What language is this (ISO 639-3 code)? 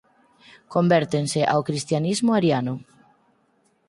glg